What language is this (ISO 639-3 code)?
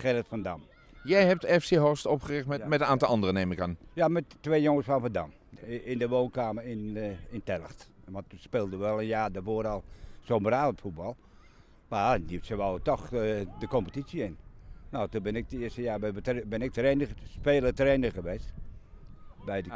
nld